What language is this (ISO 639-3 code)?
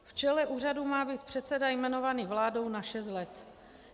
ces